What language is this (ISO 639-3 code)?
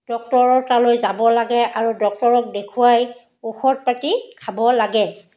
asm